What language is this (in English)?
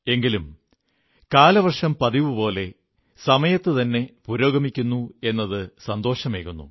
Malayalam